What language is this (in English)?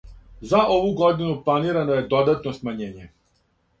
Serbian